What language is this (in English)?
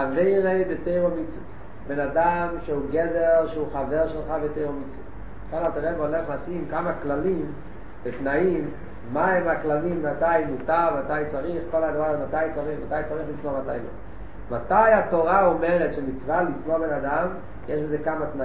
Hebrew